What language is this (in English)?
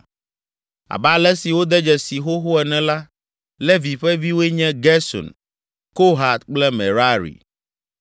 Ewe